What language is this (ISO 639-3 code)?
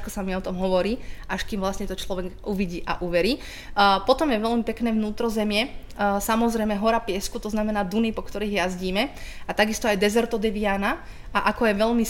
slk